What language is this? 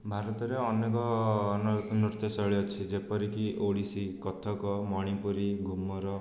Odia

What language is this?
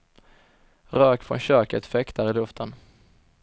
Swedish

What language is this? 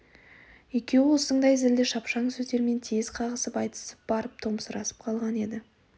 Kazakh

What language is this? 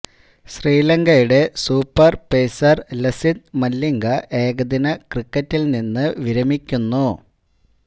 Malayalam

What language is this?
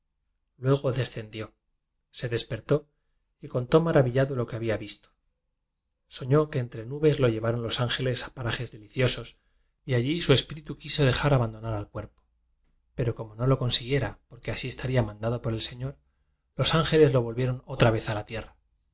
Spanish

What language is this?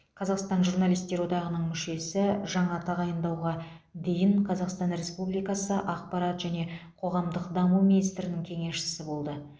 Kazakh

